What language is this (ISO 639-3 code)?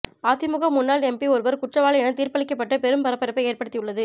tam